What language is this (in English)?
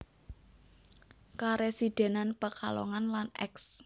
Javanese